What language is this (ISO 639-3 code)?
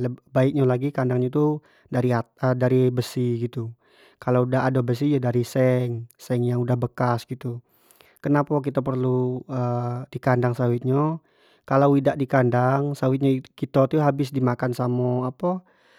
jax